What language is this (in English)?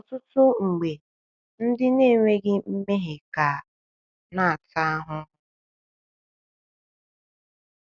Igbo